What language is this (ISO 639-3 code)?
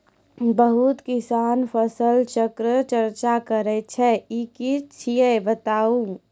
mai